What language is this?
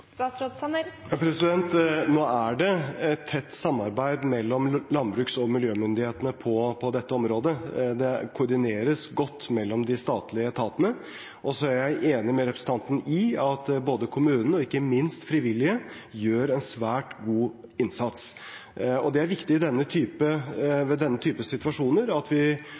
Norwegian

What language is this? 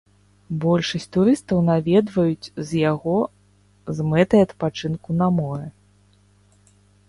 Belarusian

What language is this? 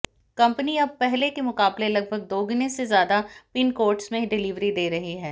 Hindi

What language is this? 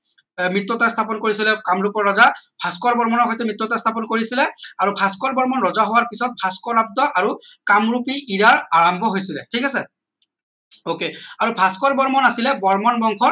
Assamese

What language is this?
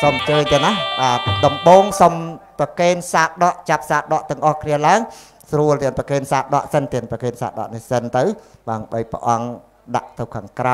Thai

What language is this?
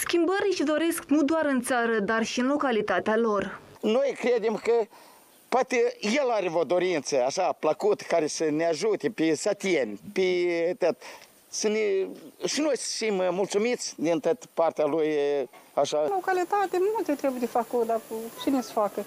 Romanian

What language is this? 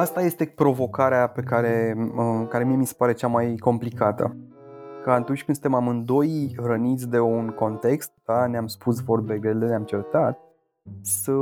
Romanian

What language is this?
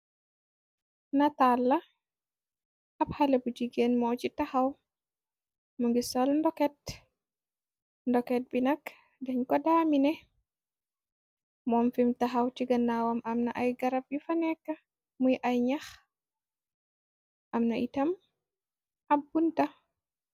Wolof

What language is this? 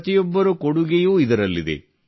Kannada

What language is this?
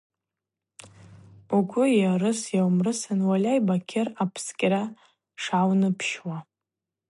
Abaza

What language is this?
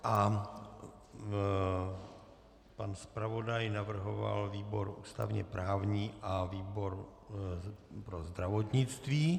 Czech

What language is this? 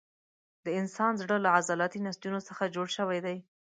Pashto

